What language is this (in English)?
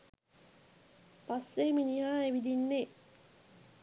Sinhala